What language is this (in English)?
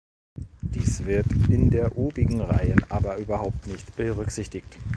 German